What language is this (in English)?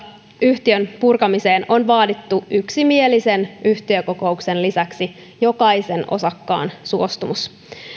Finnish